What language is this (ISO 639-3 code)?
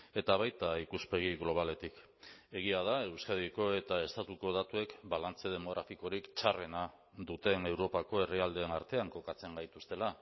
eus